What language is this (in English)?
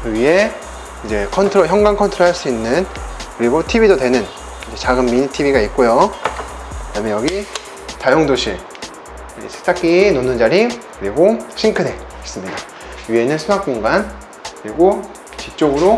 Korean